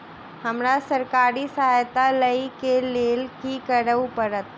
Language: Maithili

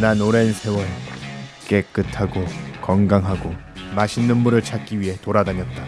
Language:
Korean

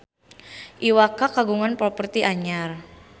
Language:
Sundanese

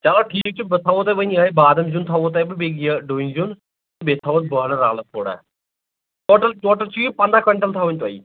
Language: Kashmiri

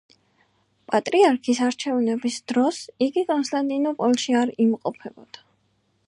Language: Georgian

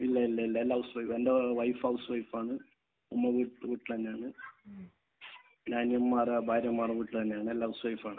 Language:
Malayalam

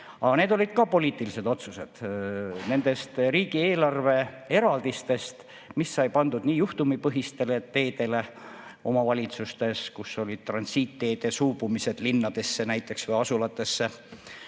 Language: Estonian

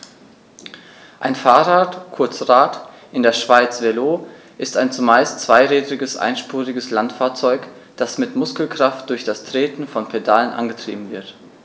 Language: German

